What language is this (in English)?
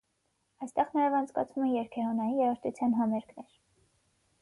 Armenian